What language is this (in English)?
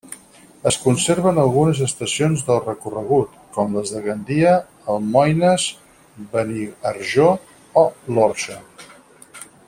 Catalan